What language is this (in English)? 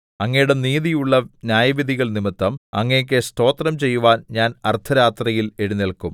Malayalam